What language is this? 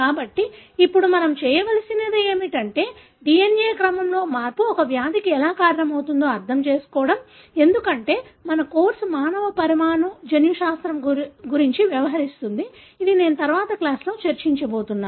Telugu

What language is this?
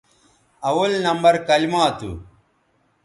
Bateri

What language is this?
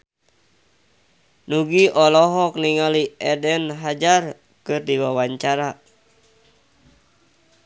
Sundanese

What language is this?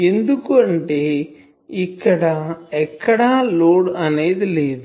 Telugu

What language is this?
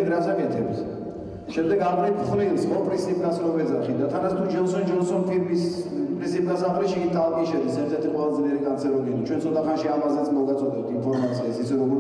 Romanian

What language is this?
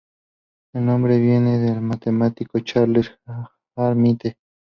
Spanish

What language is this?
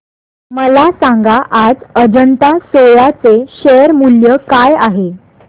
Marathi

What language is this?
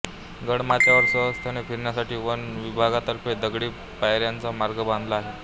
Marathi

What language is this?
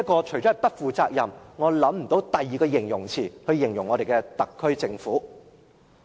Cantonese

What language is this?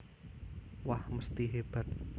Javanese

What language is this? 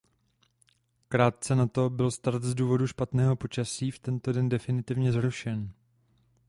Czech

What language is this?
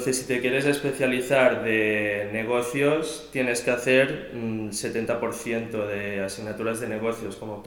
Spanish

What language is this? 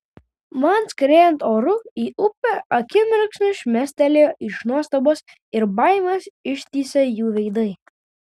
Lithuanian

